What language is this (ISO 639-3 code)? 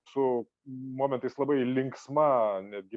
lit